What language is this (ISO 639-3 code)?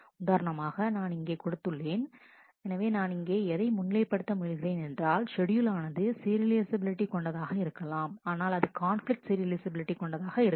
tam